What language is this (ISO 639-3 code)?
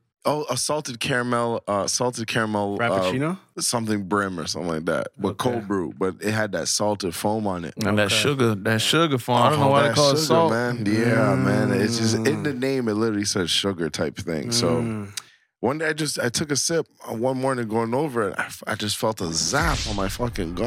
eng